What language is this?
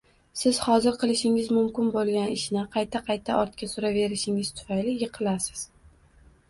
Uzbek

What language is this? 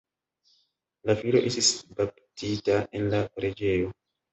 Esperanto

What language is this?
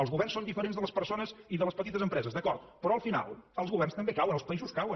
Catalan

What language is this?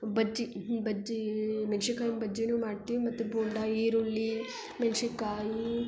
Kannada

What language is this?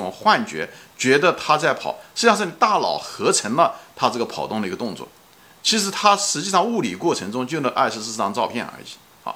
Chinese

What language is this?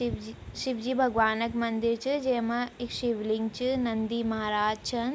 Garhwali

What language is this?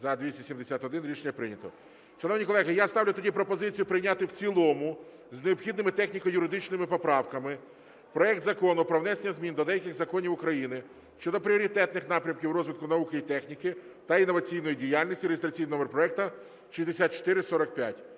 Ukrainian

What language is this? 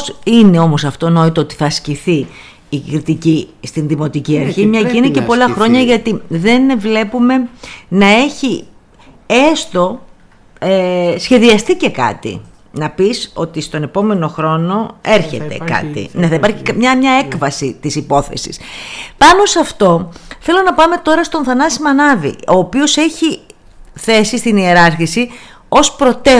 Greek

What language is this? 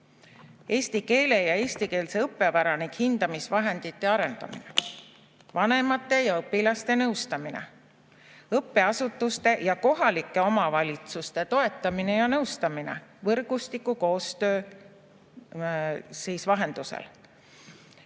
Estonian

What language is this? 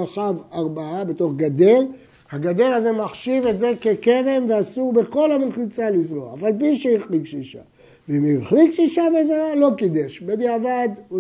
Hebrew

